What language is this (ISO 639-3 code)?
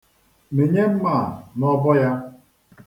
ibo